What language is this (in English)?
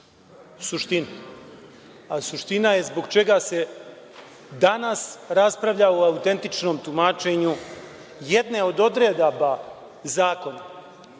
Serbian